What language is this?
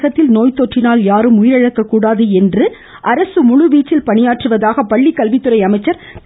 Tamil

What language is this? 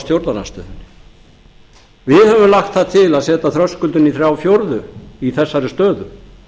Icelandic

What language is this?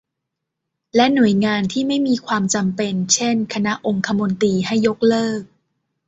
Thai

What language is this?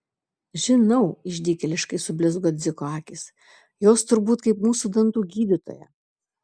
Lithuanian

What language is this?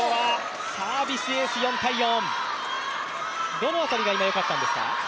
Japanese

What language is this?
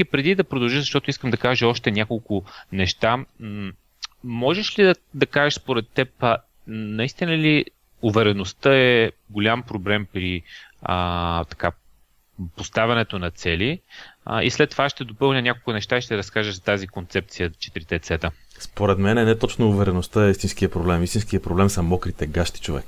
Bulgarian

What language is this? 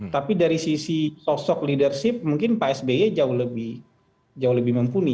Indonesian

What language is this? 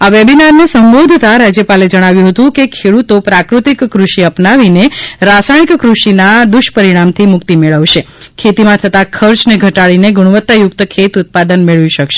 Gujarati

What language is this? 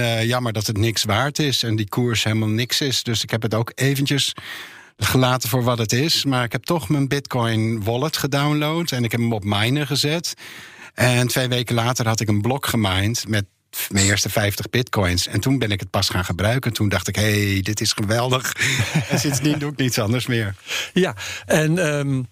Dutch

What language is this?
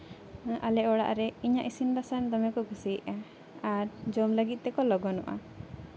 Santali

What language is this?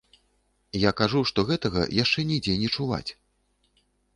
Belarusian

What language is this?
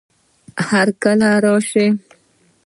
Pashto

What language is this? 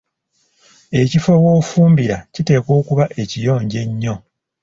Ganda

